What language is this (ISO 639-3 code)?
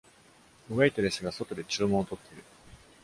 jpn